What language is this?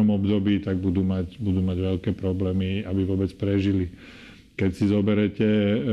Slovak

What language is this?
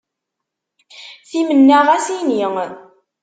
Kabyle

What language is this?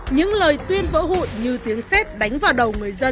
Vietnamese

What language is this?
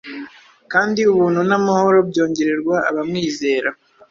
Kinyarwanda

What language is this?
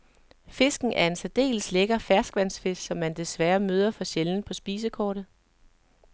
Danish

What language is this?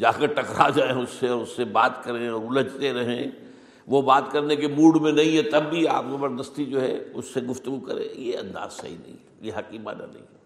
Urdu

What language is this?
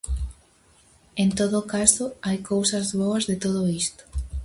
Galician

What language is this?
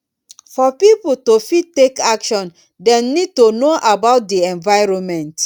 Nigerian Pidgin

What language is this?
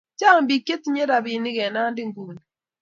Kalenjin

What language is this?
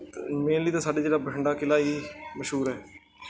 Punjabi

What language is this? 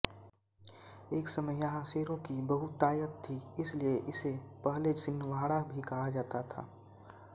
Hindi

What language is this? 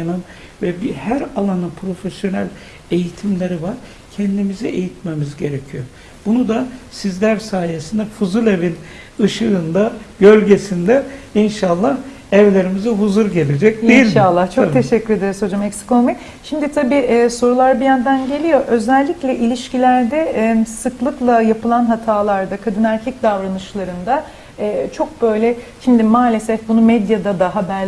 Turkish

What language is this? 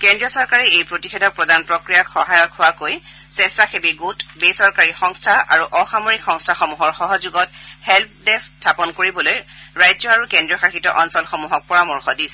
Assamese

